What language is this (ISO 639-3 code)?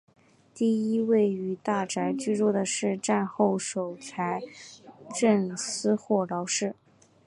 zho